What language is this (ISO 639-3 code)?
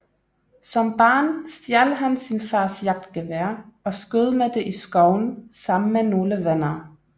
dan